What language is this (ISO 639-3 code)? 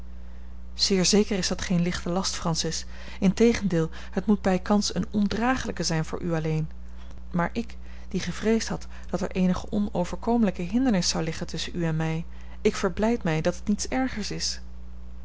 nld